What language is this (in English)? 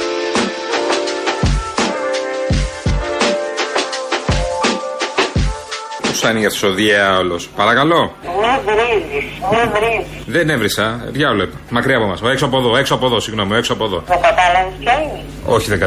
Greek